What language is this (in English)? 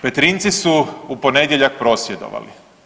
Croatian